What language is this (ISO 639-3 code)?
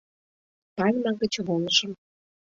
chm